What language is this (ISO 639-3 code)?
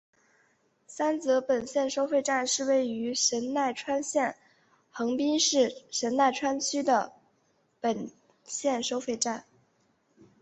zho